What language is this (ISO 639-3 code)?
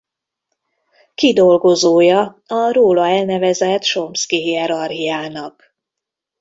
hun